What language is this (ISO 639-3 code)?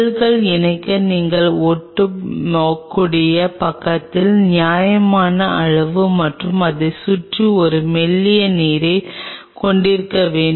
tam